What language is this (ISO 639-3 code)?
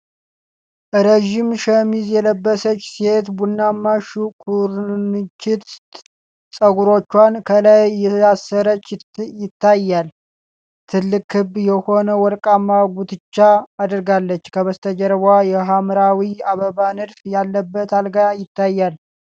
amh